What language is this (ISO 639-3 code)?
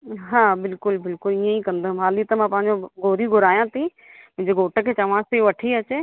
snd